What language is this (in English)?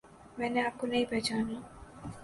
Urdu